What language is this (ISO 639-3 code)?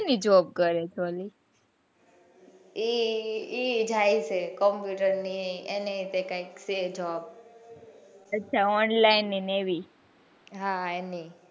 guj